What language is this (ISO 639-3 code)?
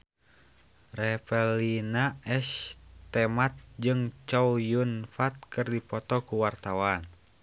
sun